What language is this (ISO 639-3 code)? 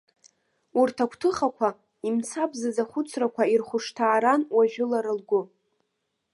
abk